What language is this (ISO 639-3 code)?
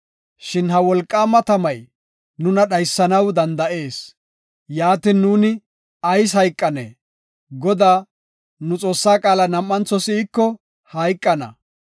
gof